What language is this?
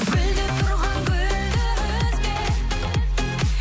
Kazakh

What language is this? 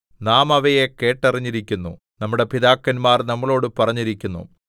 Malayalam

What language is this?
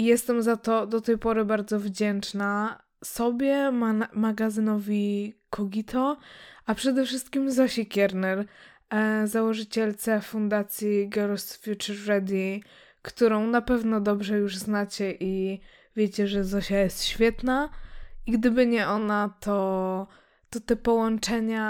Polish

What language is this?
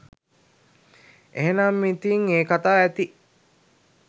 Sinhala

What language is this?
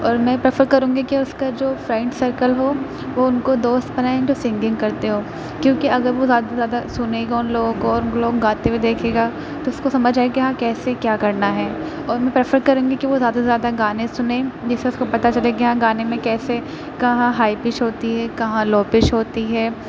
Urdu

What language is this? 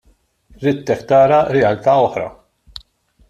Maltese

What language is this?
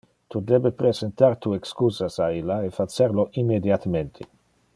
Interlingua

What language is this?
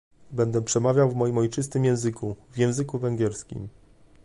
Polish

